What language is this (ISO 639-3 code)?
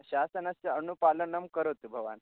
san